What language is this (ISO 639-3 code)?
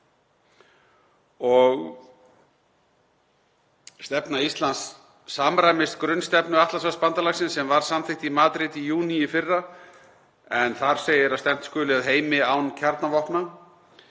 isl